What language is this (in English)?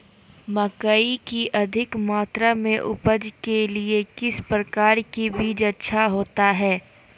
Magahi